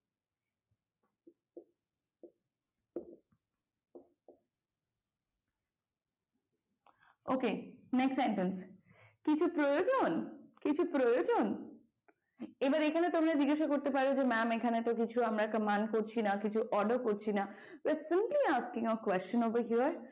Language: Bangla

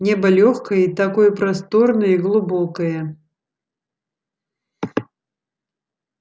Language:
Russian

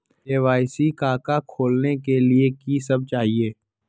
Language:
Magahi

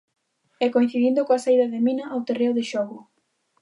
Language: Galician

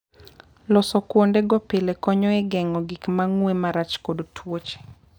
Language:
Luo (Kenya and Tanzania)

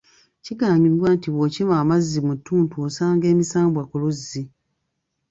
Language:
Ganda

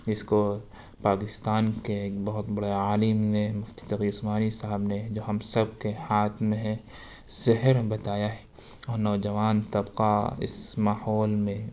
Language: Urdu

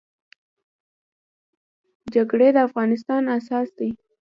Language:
Pashto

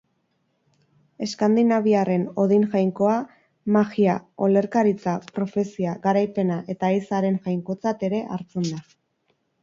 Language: Basque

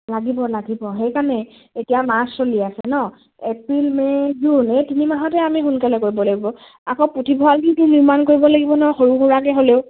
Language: Assamese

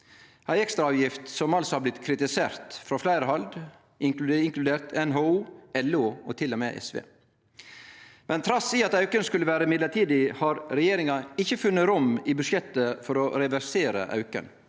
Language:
Norwegian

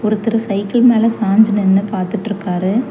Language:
Tamil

